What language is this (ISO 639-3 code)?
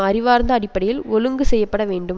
tam